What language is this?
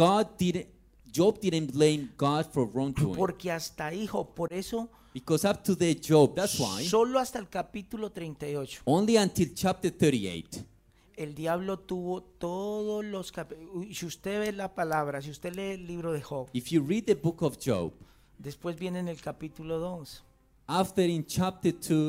Spanish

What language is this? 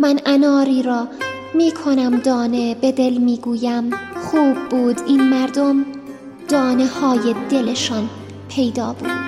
Persian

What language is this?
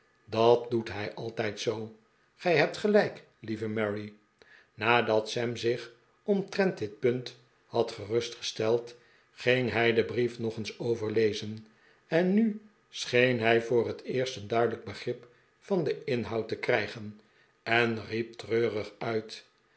Dutch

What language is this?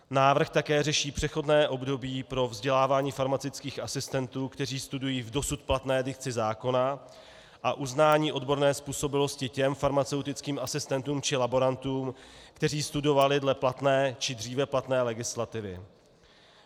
Czech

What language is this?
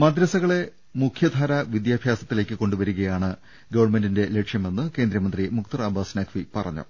Malayalam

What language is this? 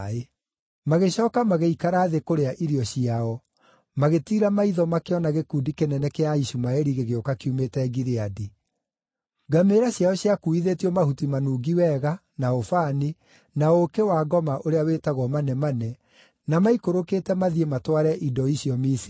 Kikuyu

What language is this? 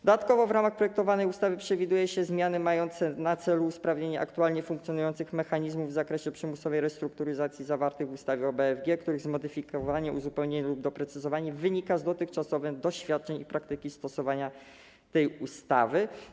Polish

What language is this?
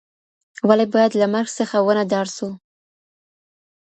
Pashto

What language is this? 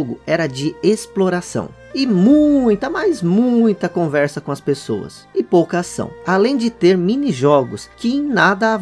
Portuguese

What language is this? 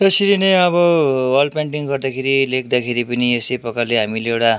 Nepali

